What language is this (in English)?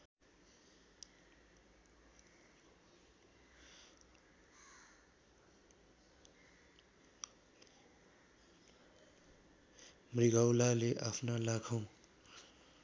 Nepali